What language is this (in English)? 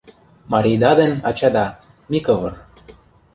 Mari